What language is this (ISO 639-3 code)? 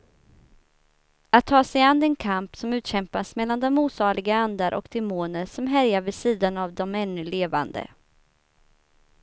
swe